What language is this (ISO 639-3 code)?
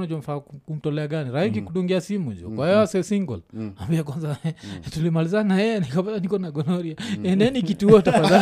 swa